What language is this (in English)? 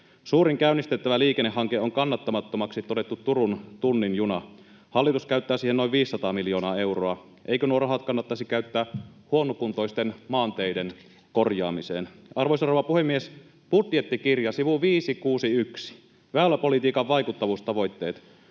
Finnish